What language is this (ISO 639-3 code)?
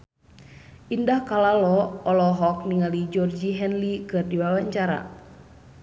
sun